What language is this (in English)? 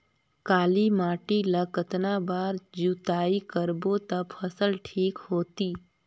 Chhattisgarhi